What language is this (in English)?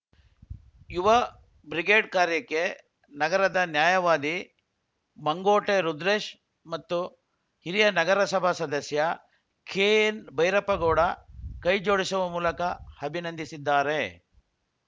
Kannada